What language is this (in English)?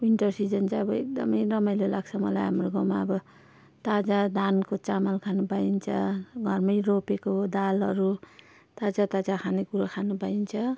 Nepali